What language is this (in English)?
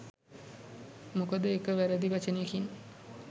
Sinhala